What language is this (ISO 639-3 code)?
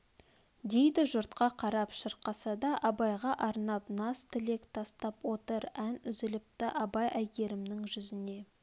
kaz